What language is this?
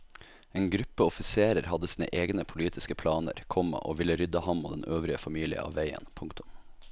Norwegian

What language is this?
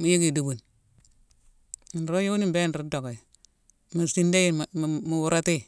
Mansoanka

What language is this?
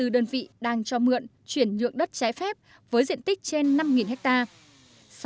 Vietnamese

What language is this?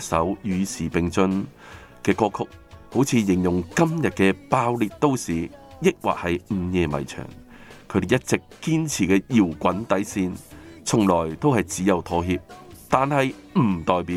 Chinese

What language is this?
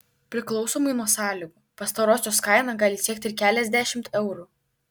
Lithuanian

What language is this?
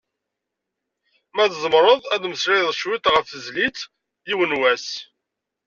Kabyle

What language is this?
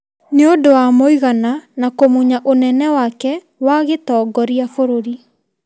Kikuyu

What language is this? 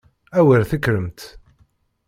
Kabyle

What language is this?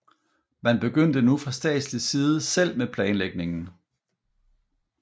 Danish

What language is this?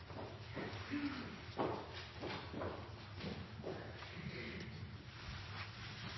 Norwegian Bokmål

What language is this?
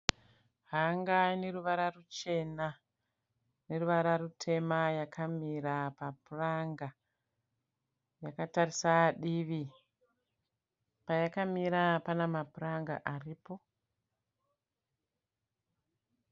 Shona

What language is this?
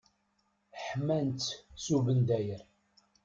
Kabyle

